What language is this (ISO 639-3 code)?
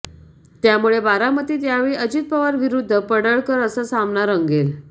mar